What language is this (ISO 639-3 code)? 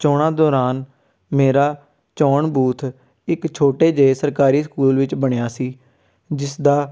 pan